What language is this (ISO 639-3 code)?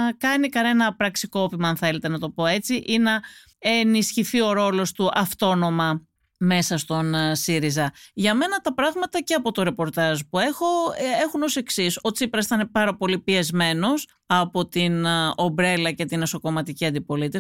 ell